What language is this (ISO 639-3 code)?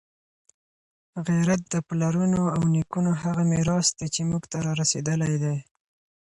pus